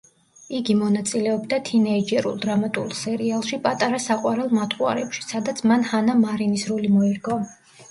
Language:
Georgian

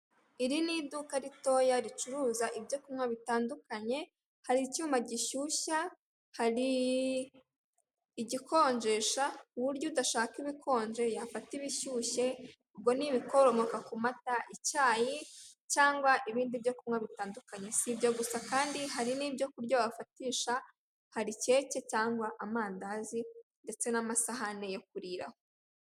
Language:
Kinyarwanda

